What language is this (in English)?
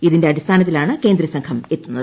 Malayalam